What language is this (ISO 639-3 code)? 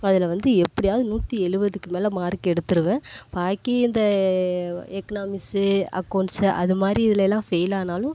tam